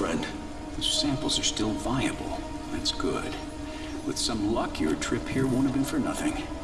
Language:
Indonesian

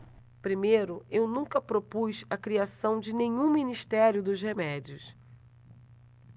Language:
Portuguese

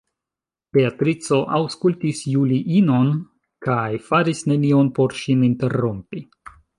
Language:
Esperanto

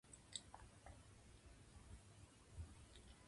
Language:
Japanese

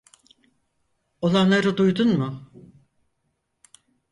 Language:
Turkish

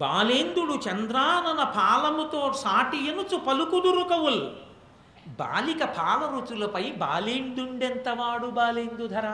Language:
Telugu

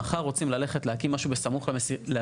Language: Hebrew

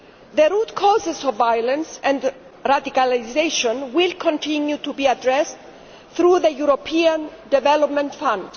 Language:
English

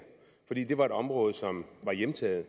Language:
Danish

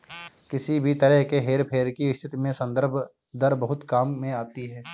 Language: Hindi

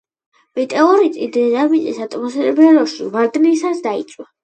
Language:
Georgian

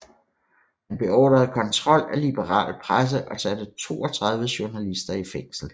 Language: Danish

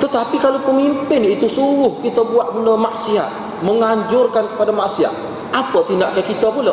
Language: Malay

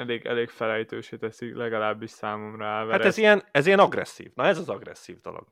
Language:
Hungarian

